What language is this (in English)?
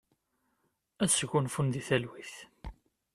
Kabyle